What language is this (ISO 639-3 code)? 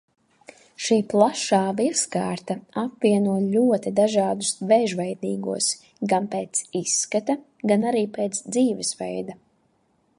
lav